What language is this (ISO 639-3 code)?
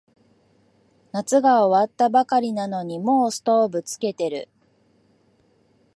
jpn